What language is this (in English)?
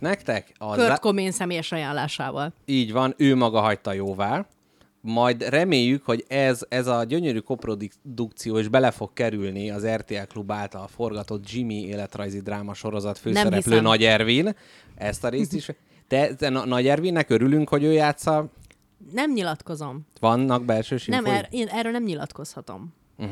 Hungarian